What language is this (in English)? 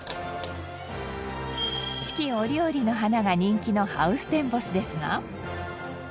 Japanese